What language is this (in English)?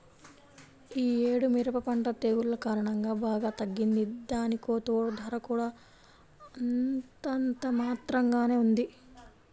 Telugu